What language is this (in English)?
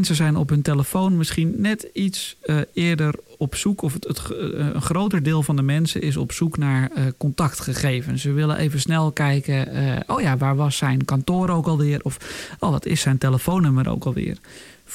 Dutch